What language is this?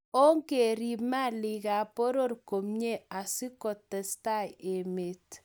Kalenjin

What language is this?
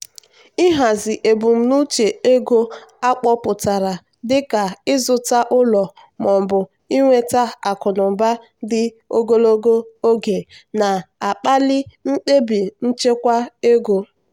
Igbo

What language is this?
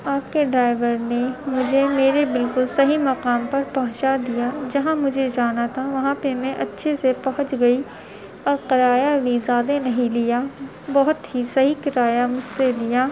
Urdu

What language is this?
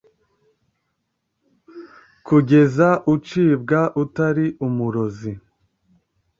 Kinyarwanda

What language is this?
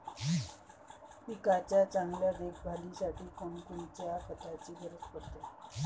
Marathi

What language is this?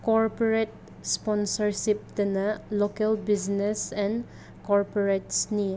Manipuri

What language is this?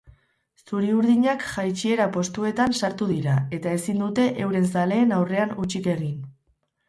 Basque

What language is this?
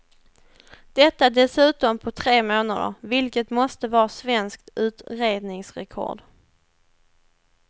Swedish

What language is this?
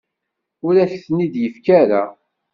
Kabyle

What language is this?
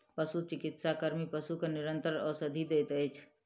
Maithili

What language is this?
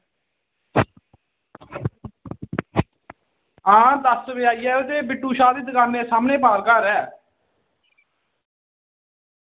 Dogri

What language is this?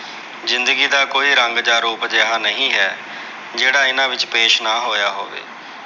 Punjabi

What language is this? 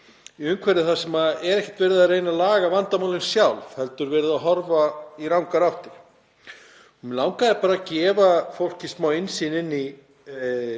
Icelandic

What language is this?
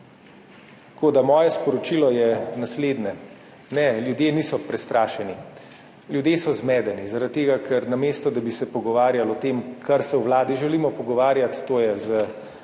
Slovenian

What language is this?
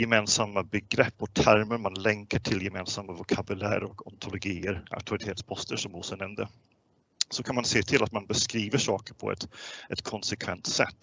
Swedish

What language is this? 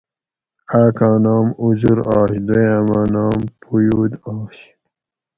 Gawri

